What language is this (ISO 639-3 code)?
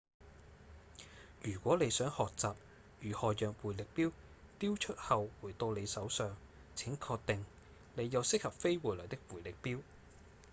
yue